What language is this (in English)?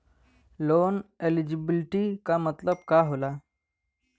Bhojpuri